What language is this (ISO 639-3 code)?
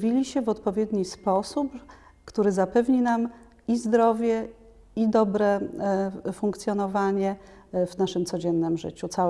pol